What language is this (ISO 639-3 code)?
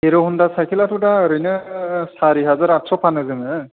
brx